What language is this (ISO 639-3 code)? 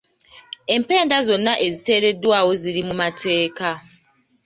lug